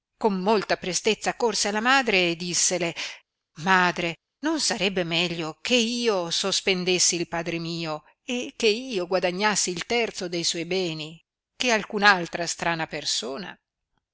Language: Italian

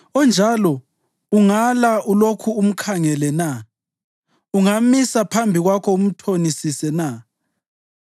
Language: North Ndebele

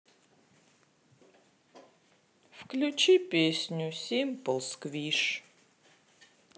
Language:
Russian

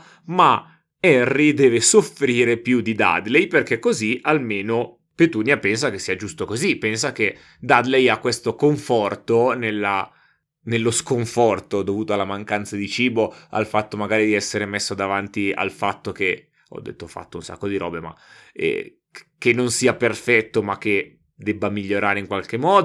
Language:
Italian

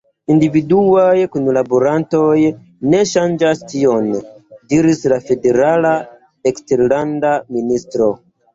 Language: Esperanto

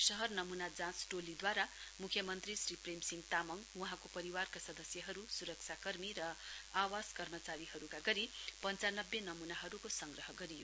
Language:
Nepali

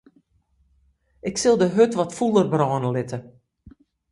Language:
Western Frisian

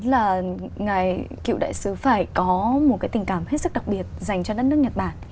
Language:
Vietnamese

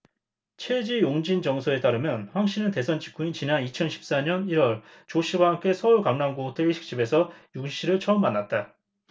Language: Korean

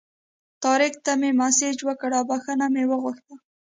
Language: Pashto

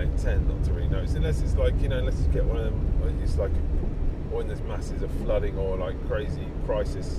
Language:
English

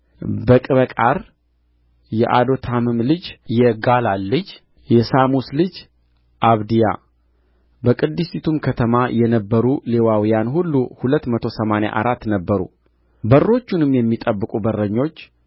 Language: Amharic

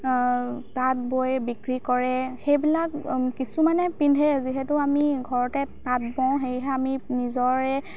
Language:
Assamese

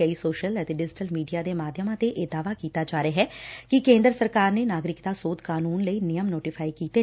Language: Punjabi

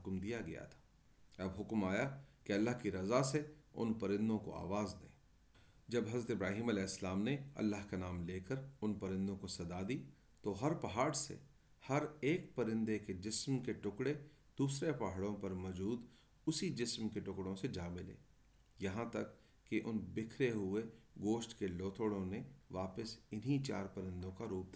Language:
Urdu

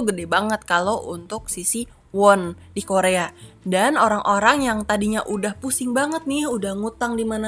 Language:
Indonesian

